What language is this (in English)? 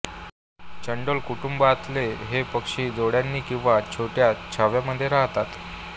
Marathi